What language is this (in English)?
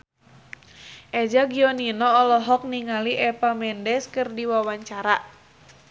Sundanese